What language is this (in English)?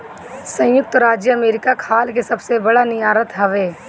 Bhojpuri